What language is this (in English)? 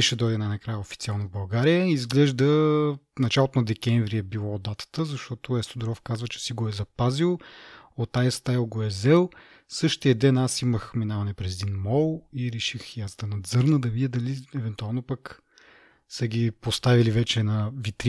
Bulgarian